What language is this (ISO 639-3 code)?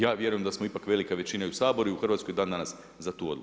hrv